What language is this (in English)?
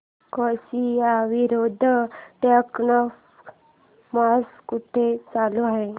Marathi